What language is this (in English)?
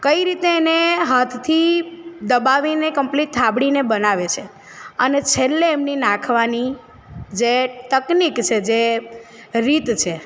Gujarati